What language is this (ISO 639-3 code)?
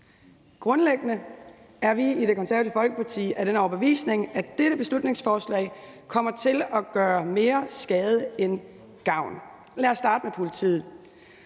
dan